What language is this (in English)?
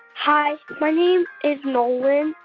English